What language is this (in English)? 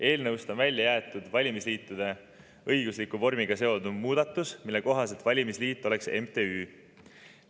Estonian